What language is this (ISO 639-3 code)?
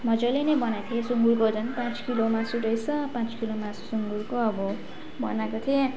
nep